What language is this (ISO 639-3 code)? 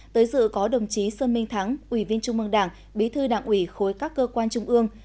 vie